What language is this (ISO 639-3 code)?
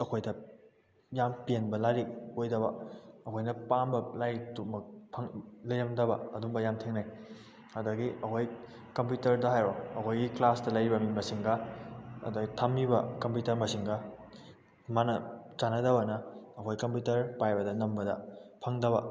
mni